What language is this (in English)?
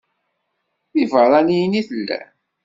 Kabyle